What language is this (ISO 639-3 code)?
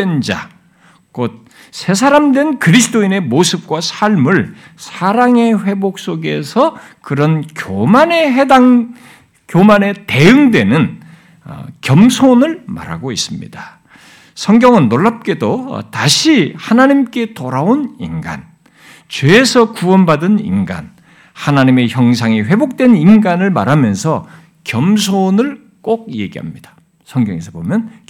kor